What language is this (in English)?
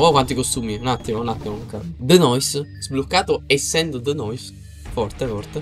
Italian